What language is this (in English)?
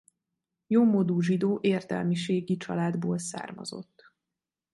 Hungarian